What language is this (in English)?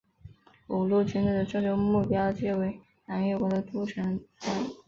Chinese